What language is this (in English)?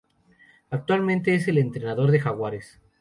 Spanish